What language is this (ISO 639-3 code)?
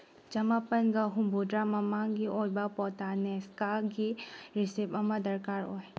mni